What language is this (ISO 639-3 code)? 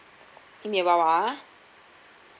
eng